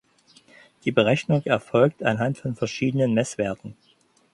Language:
German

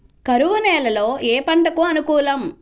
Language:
Telugu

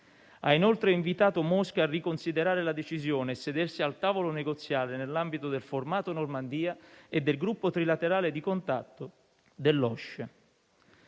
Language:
Italian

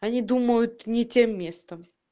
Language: Russian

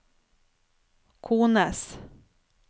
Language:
Norwegian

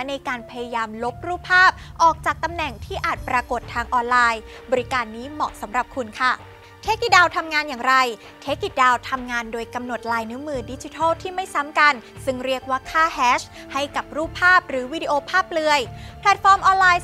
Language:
Thai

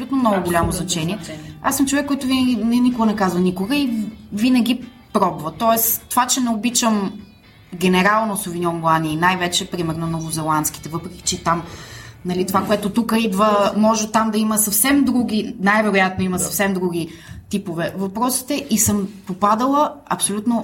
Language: Bulgarian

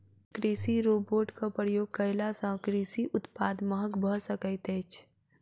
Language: Maithili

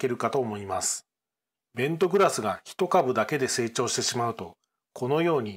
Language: Japanese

